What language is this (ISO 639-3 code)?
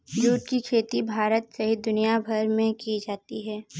hin